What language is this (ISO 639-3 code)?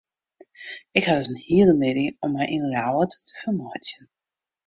fry